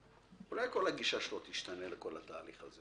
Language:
Hebrew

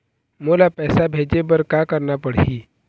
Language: Chhattisgarhi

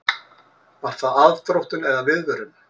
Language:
Icelandic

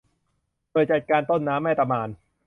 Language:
Thai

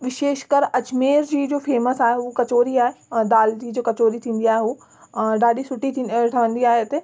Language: Sindhi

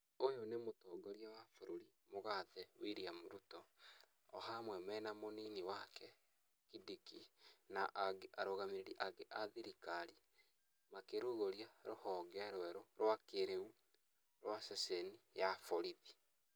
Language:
Kikuyu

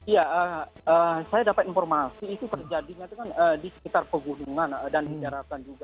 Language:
Indonesian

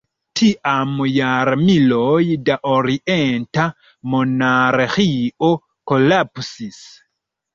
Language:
Esperanto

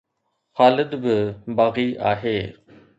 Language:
Sindhi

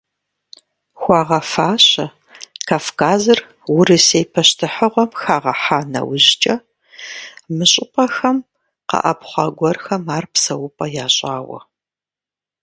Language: Kabardian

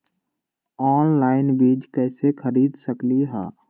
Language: Magahi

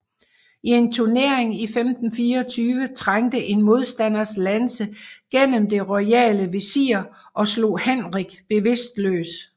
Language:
Danish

